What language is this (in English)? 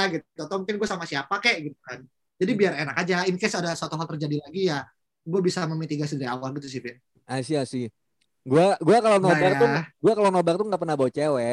Indonesian